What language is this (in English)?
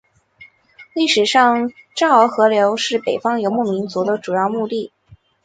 Chinese